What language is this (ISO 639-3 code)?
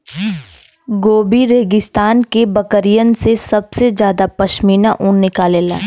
bho